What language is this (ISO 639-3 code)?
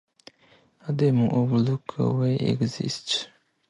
eng